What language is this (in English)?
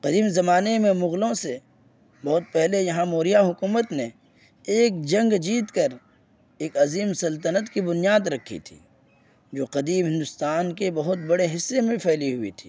Urdu